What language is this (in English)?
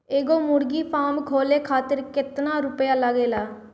Bhojpuri